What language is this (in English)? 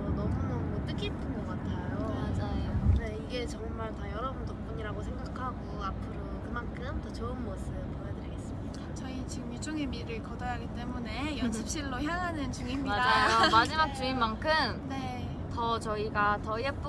Korean